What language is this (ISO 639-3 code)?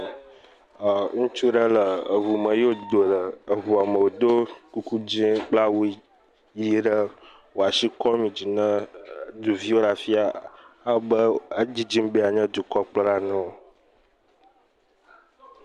ewe